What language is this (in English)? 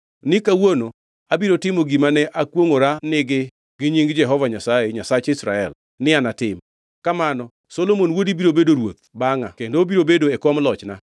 Luo (Kenya and Tanzania)